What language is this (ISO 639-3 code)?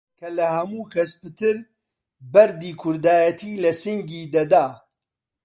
ckb